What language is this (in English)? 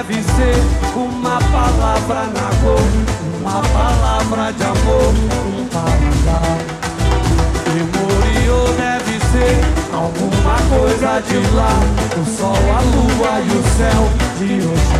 Romanian